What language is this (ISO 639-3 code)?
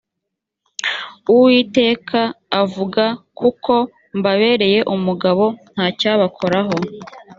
kin